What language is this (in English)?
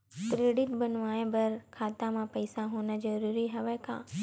Chhattisgarhi